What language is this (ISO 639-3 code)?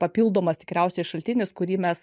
lit